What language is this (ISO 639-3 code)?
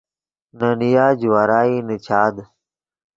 ydg